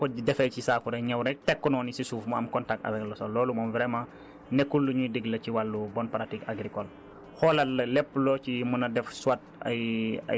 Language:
Wolof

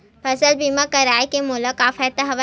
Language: Chhattisgarhi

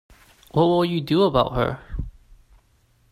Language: English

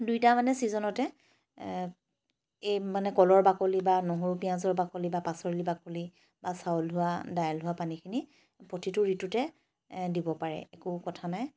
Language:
Assamese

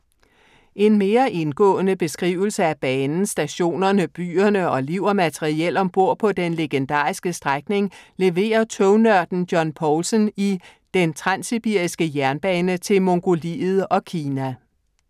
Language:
Danish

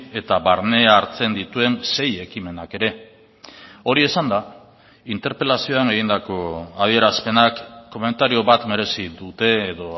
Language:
Basque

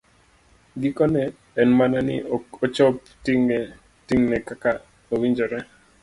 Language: Luo (Kenya and Tanzania)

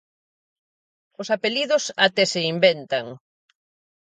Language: Galician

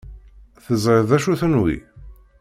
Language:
Kabyle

